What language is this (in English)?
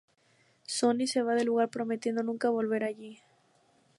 Spanish